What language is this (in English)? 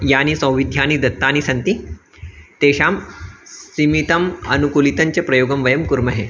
Sanskrit